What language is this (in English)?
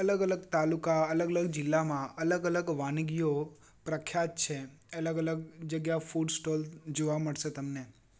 Gujarati